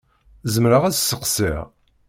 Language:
Kabyle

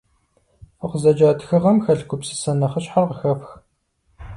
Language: Kabardian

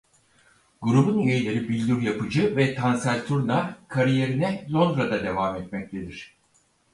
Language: Turkish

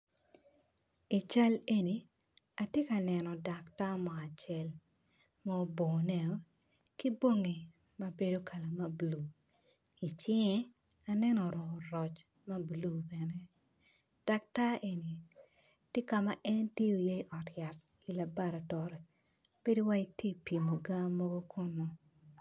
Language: Acoli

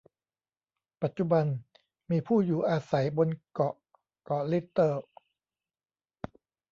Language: Thai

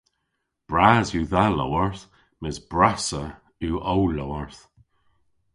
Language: Cornish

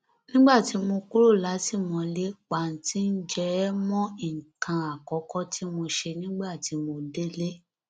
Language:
Yoruba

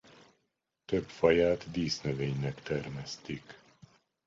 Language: Hungarian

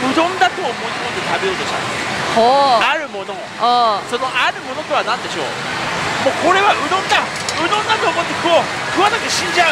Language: Japanese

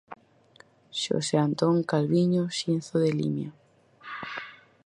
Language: Galician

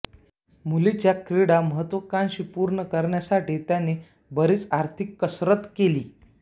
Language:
Marathi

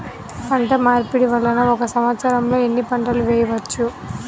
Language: Telugu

